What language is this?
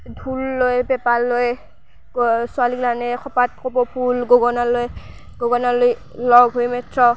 Assamese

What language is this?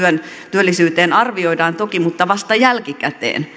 Finnish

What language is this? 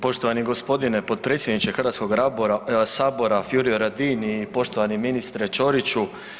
Croatian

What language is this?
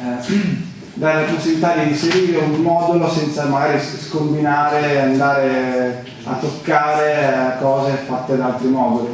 Italian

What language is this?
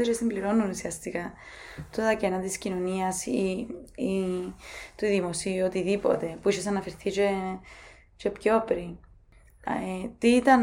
Greek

